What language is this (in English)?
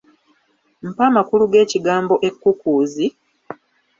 Ganda